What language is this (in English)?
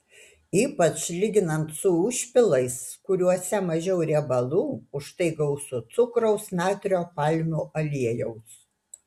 Lithuanian